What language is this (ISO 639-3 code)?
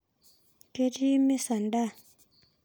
mas